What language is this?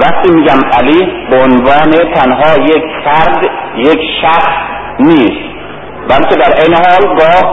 Persian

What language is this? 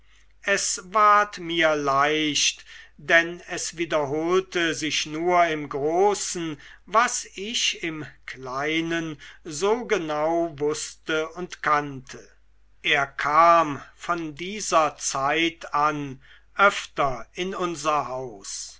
German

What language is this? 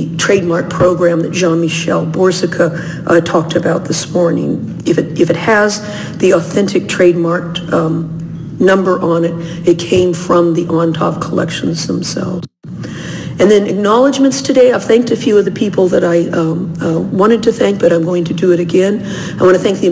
English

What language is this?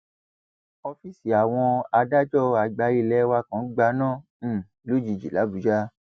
Yoruba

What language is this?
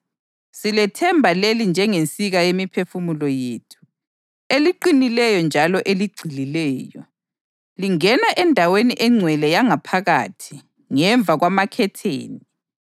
North Ndebele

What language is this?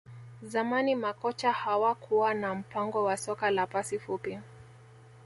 Swahili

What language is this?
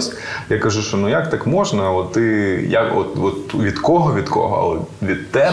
Ukrainian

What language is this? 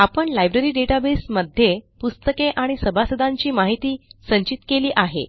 Marathi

